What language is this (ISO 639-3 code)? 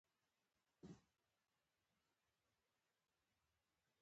pus